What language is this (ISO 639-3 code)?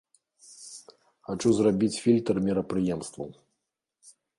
bel